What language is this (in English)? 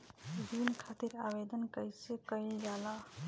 Bhojpuri